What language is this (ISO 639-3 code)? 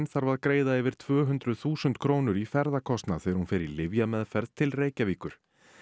isl